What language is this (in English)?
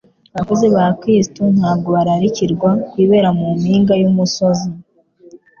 Kinyarwanda